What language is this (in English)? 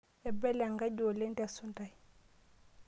Masai